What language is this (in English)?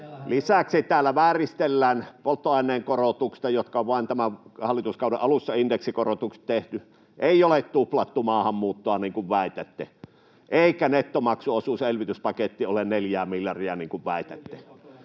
Finnish